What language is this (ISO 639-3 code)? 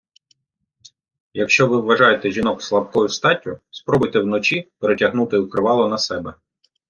ukr